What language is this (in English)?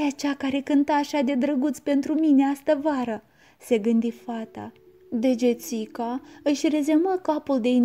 Romanian